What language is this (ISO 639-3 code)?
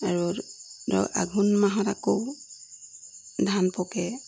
asm